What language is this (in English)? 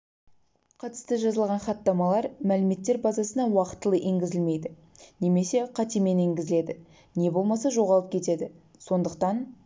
Kazakh